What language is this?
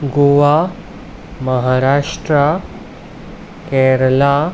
Konkani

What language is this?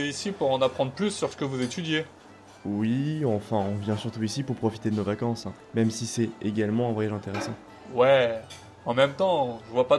French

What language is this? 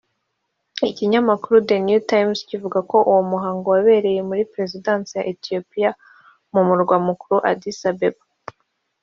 Kinyarwanda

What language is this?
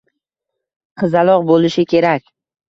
Uzbek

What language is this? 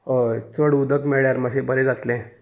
Konkani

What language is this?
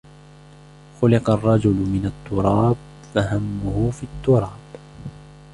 Arabic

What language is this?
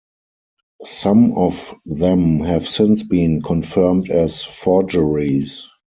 English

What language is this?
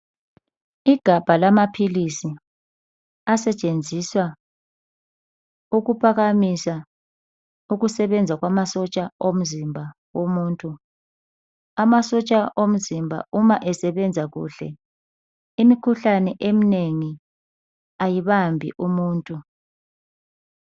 North Ndebele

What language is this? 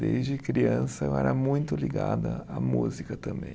Portuguese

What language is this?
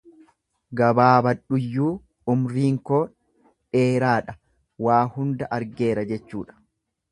Oromo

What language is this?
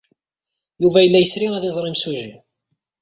Kabyle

